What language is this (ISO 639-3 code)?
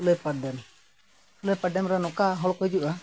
sat